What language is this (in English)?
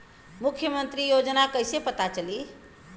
Bhojpuri